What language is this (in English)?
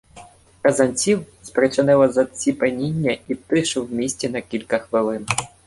Ukrainian